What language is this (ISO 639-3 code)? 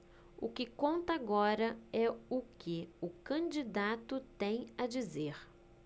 por